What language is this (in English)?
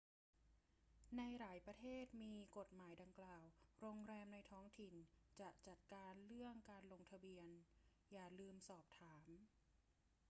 Thai